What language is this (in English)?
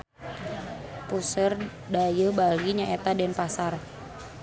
Sundanese